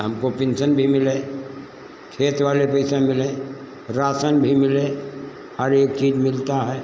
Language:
Hindi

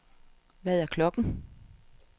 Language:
Danish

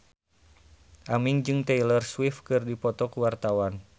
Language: Sundanese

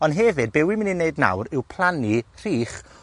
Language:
Welsh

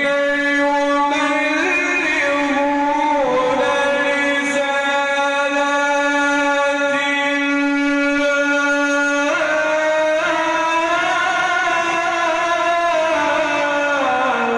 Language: Arabic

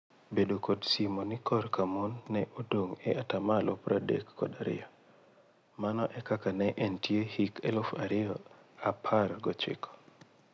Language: Luo (Kenya and Tanzania)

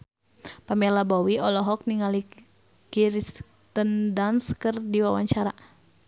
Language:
Sundanese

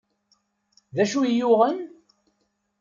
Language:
Kabyle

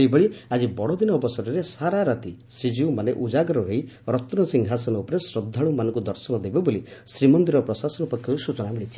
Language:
Odia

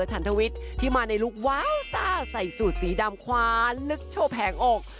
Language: Thai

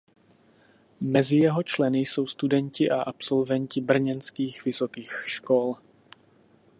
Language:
Czech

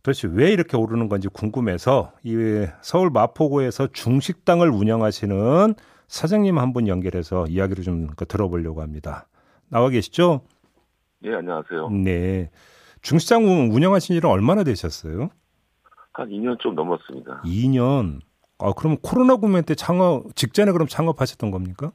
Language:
Korean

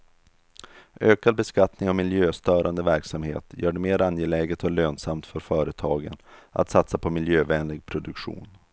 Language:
Swedish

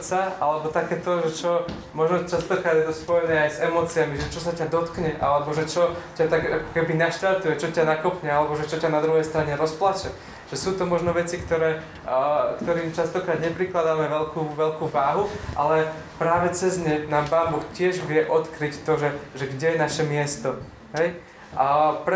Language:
Slovak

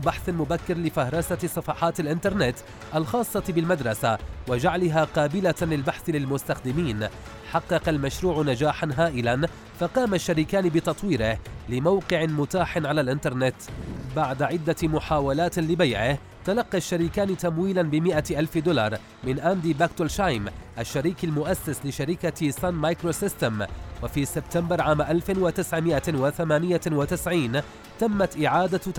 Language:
Arabic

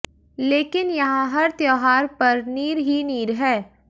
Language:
Hindi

